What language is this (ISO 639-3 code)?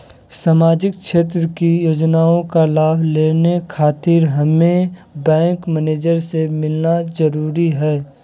mag